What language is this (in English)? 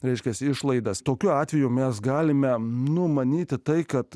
Lithuanian